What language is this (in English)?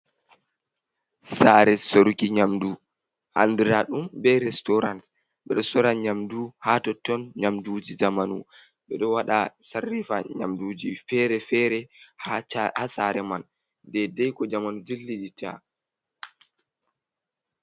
Fula